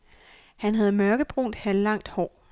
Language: Danish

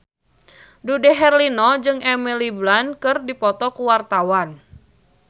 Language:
Sundanese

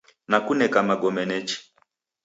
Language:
Taita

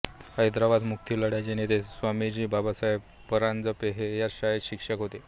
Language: Marathi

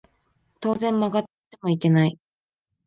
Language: Japanese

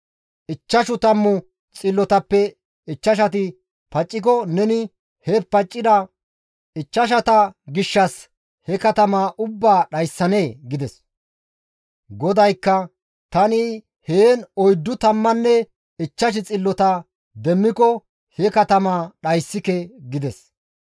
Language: Gamo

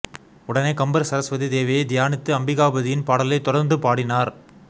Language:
Tamil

